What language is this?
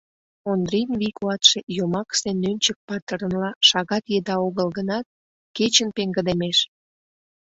Mari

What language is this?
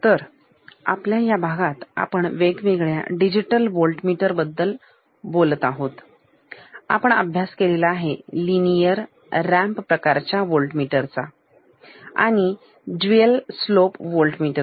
Marathi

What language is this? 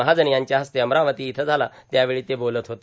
Marathi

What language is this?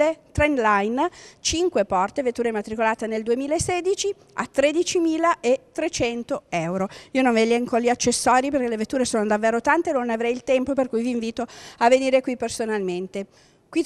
Italian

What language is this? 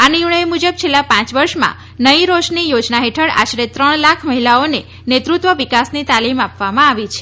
Gujarati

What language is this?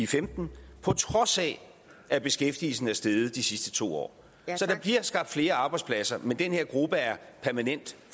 Danish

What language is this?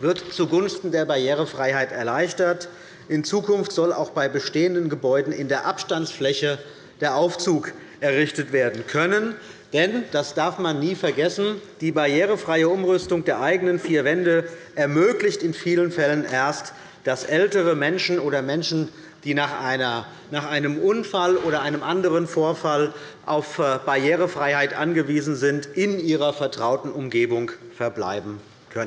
German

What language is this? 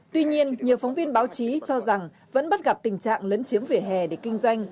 Vietnamese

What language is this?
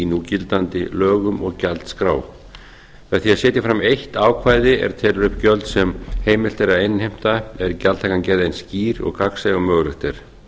Icelandic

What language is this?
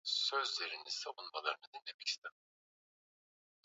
Swahili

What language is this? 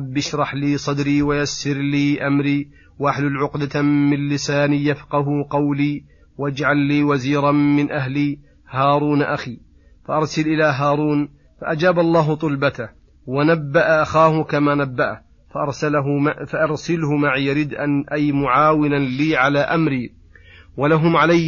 Arabic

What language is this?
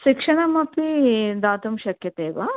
Sanskrit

